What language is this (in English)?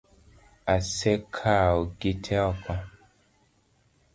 Luo (Kenya and Tanzania)